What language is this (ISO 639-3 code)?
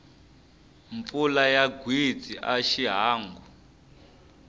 tso